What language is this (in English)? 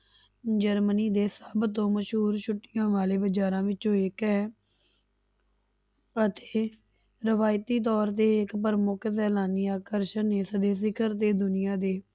Punjabi